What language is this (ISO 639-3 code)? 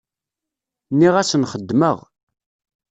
kab